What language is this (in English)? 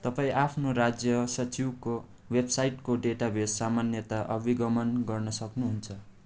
Nepali